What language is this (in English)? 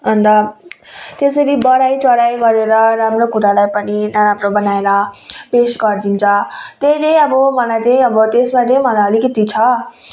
Nepali